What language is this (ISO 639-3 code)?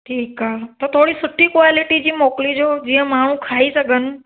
snd